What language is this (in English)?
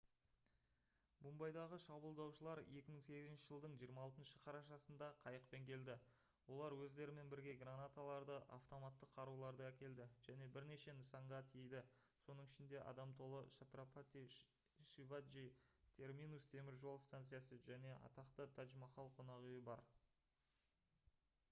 Kazakh